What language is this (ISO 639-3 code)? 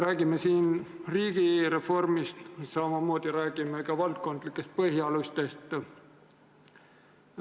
est